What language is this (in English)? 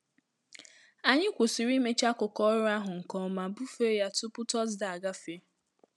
Igbo